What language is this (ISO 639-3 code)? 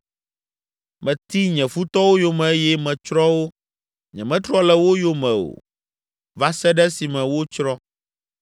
ewe